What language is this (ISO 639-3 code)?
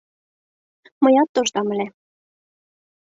chm